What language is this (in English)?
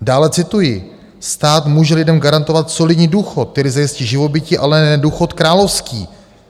Czech